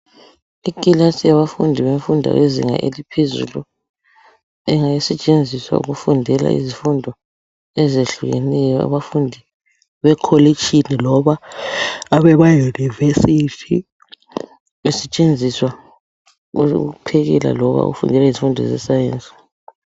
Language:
North Ndebele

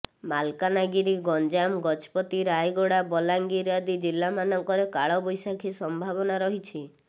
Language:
Odia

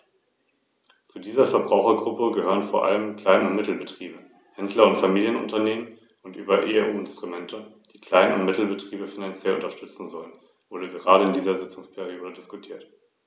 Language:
German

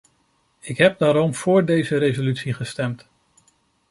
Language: Dutch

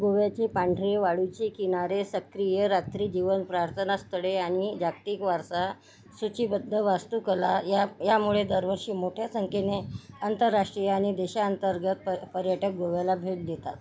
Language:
Marathi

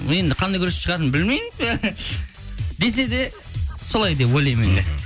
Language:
Kazakh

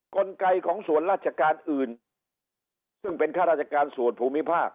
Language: Thai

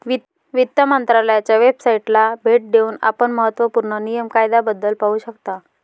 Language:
Marathi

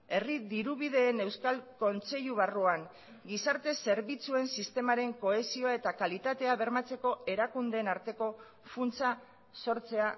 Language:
Basque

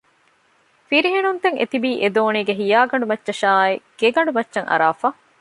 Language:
Divehi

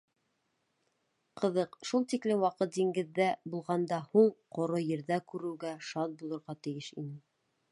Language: Bashkir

